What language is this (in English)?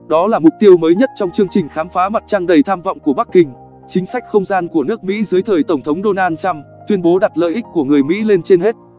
Vietnamese